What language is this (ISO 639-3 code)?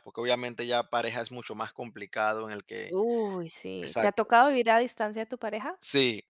spa